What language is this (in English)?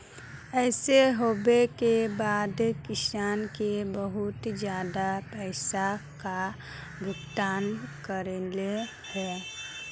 Magahi